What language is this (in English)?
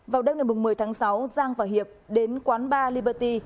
Vietnamese